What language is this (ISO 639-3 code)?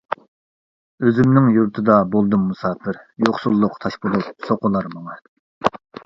uig